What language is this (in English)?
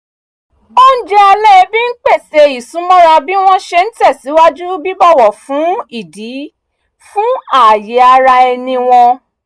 Yoruba